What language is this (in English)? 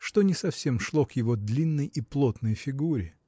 Russian